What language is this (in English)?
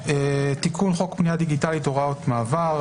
Hebrew